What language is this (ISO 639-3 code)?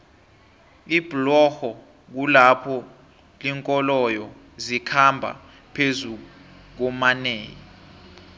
nbl